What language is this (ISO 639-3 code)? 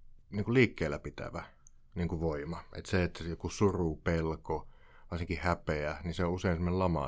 fin